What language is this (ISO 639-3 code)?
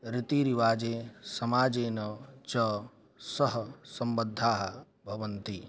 san